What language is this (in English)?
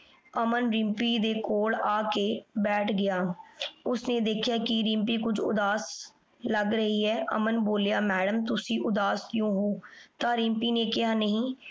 Punjabi